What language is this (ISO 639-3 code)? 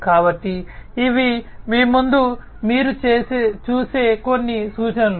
tel